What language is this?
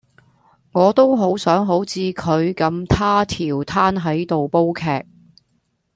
Cantonese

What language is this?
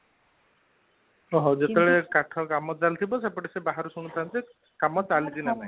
Odia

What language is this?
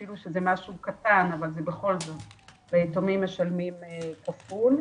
Hebrew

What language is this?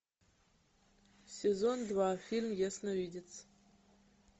Russian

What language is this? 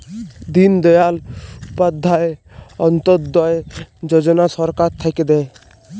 Bangla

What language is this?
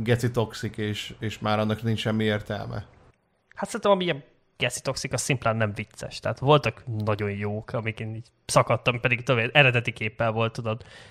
Hungarian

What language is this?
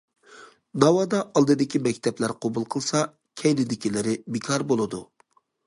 Uyghur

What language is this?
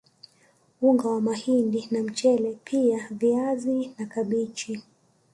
Swahili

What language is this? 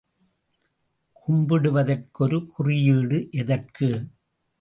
Tamil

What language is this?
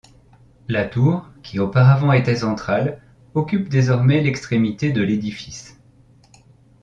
French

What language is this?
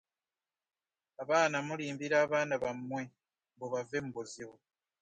Ganda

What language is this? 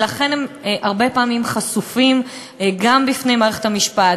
Hebrew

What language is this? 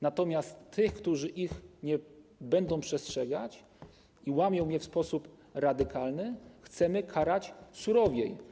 Polish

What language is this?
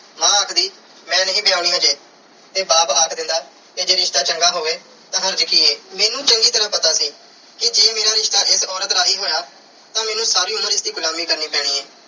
Punjabi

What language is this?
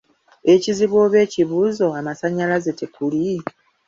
Ganda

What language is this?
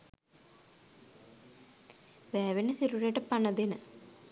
Sinhala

